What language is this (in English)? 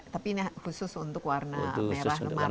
Indonesian